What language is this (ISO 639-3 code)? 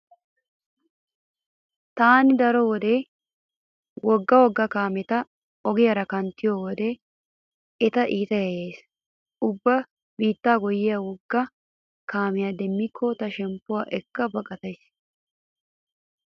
wal